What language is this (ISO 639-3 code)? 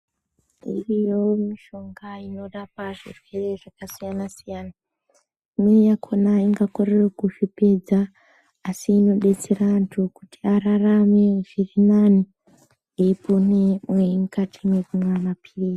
ndc